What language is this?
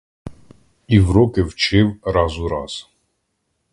Ukrainian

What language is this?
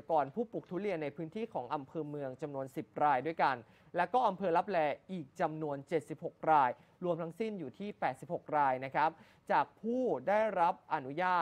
Thai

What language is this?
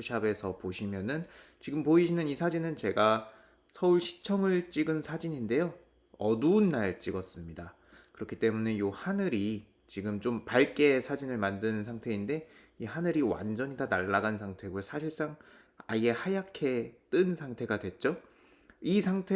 Korean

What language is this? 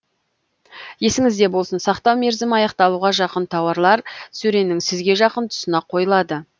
Kazakh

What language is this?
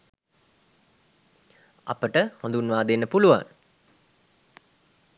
Sinhala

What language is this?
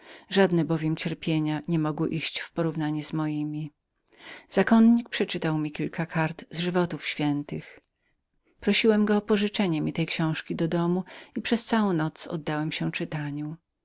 Polish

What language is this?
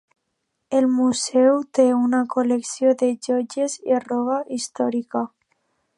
Catalan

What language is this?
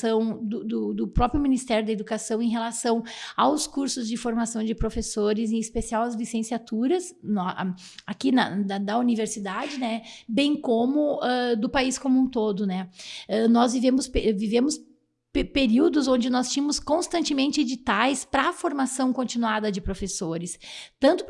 Portuguese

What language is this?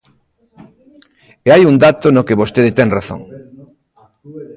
Galician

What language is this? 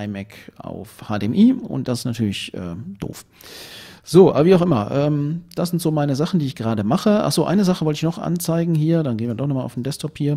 German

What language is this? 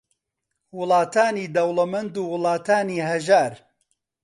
Central Kurdish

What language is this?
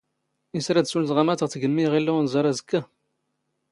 Standard Moroccan Tamazight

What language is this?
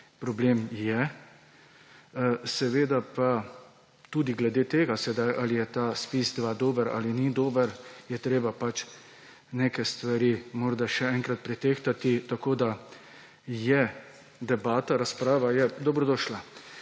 Slovenian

